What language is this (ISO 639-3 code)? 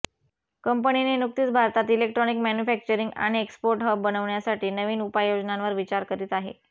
mar